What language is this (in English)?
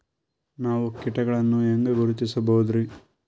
Kannada